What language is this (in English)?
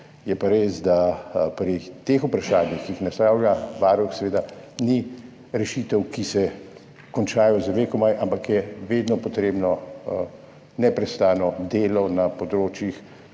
Slovenian